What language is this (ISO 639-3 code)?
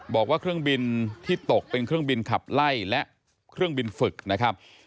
tha